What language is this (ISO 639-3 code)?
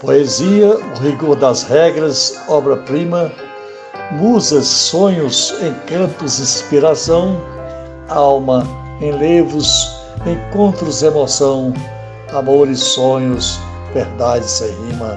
por